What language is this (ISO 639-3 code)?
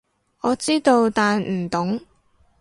yue